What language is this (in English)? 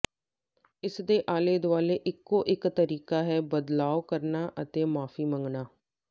Punjabi